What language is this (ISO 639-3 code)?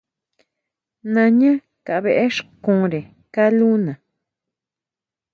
mau